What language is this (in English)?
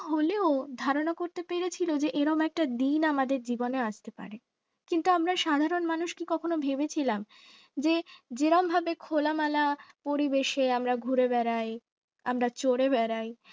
Bangla